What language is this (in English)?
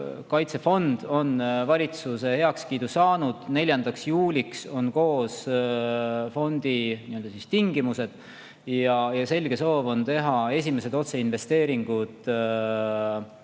Estonian